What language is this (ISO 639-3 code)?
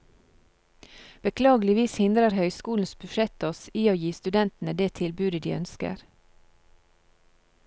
nor